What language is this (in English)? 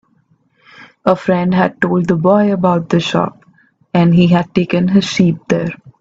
English